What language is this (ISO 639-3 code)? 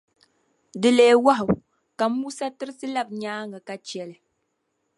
dag